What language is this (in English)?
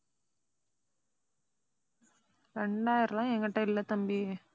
Tamil